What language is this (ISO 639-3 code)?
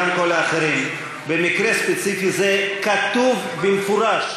heb